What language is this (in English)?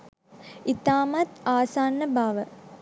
Sinhala